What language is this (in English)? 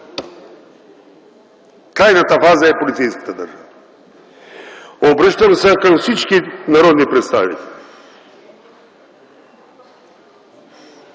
Bulgarian